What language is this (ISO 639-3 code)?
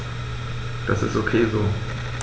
deu